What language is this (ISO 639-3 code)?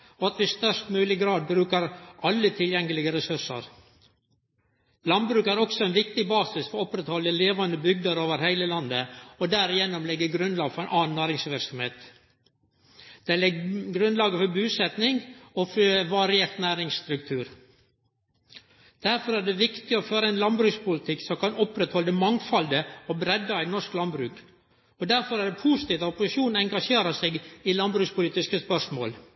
nno